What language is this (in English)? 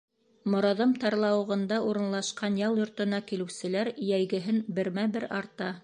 Bashkir